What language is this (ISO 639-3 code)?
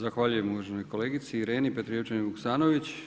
hrv